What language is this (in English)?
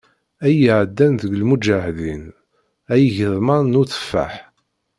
Kabyle